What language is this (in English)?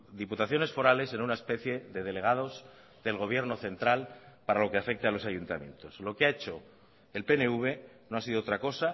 Spanish